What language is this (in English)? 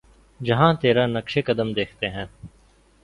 Urdu